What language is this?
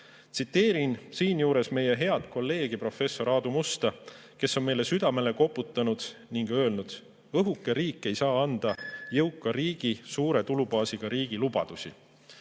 Estonian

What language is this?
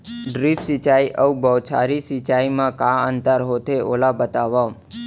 Chhattisgarhi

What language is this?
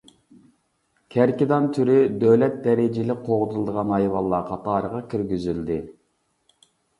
Uyghur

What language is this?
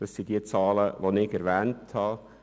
Swiss German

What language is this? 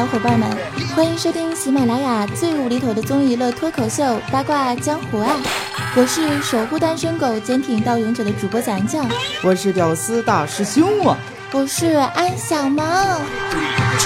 Chinese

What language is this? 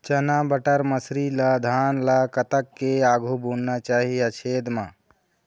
Chhattisgarhi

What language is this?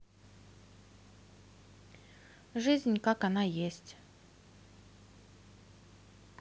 Russian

